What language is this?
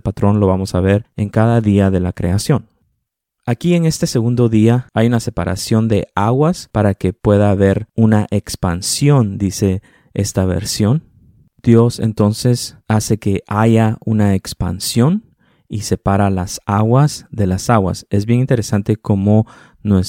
Spanish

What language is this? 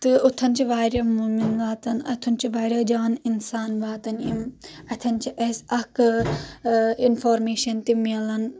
Kashmiri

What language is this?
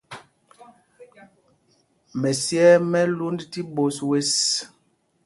Mpumpong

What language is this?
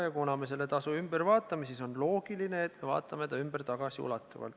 Estonian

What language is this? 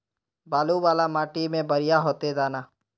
Magahi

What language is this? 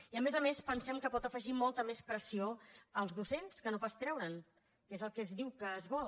Catalan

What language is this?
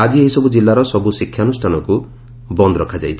Odia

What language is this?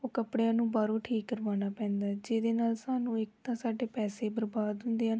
Punjabi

